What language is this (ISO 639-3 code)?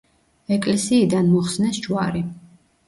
kat